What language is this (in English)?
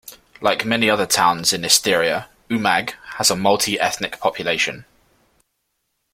English